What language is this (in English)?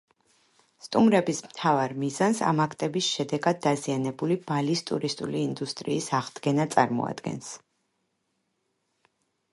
Georgian